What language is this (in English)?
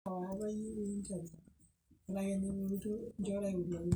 Masai